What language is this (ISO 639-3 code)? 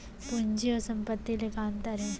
hne